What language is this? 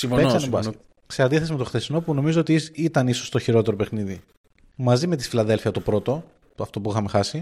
Greek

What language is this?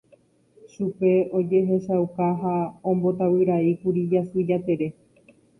Guarani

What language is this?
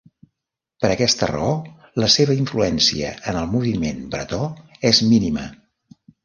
Catalan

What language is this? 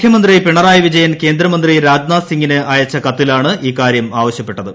Malayalam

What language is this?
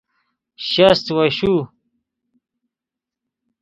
Persian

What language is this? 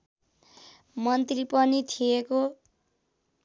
Nepali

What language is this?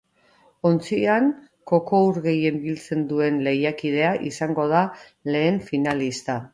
Basque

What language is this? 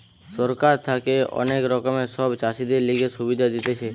Bangla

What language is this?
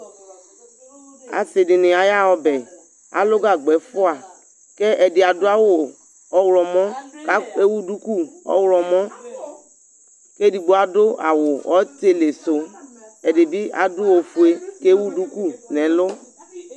Ikposo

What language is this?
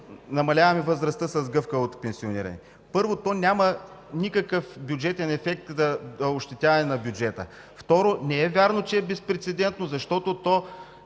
Bulgarian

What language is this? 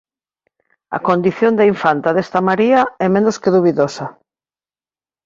Galician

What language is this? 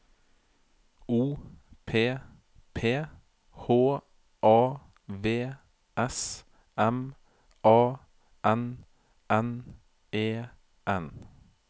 Norwegian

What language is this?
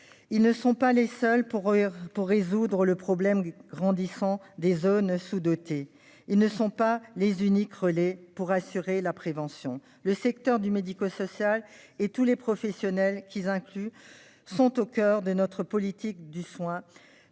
French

